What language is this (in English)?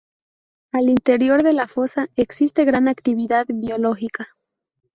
Spanish